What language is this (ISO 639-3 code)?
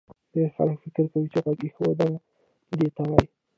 pus